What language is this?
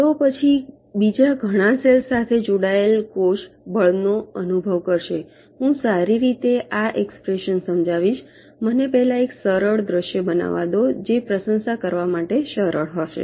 Gujarati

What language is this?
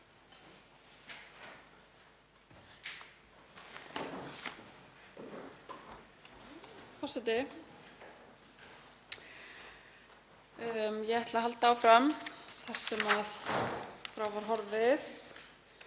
Icelandic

